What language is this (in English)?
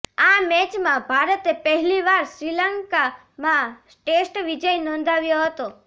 Gujarati